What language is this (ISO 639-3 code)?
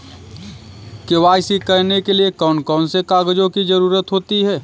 hin